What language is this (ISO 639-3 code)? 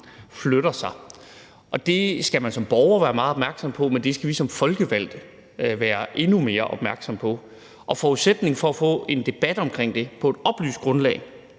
dan